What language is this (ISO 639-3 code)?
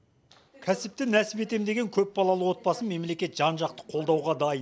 kaz